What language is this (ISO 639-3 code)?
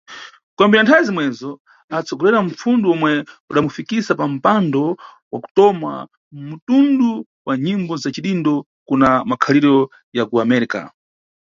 nyu